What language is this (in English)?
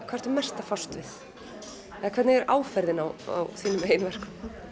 Icelandic